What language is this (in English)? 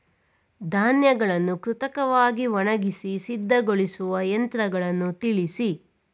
Kannada